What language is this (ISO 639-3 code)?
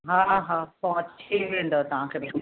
snd